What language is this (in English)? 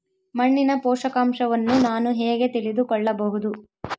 Kannada